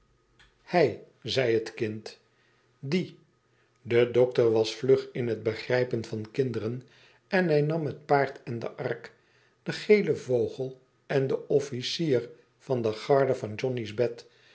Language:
Dutch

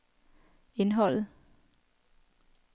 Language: Danish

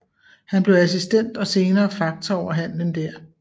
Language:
Danish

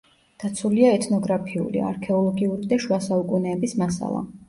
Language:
Georgian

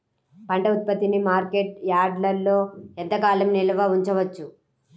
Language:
Telugu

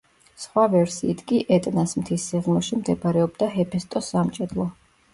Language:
Georgian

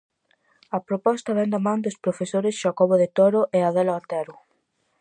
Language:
Galician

